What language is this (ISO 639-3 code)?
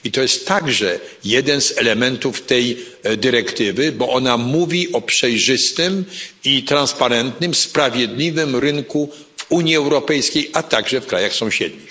pol